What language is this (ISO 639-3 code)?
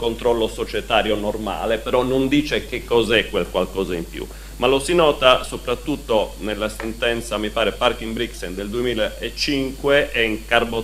ita